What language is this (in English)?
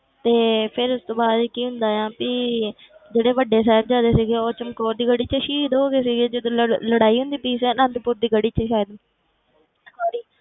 Punjabi